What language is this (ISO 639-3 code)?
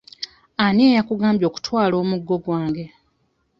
lug